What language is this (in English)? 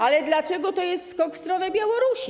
Polish